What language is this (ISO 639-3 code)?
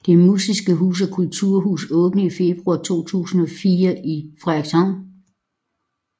dan